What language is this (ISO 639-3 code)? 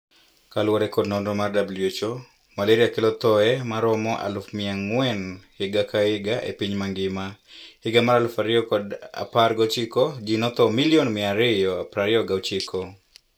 luo